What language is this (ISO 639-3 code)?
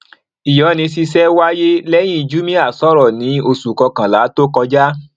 yor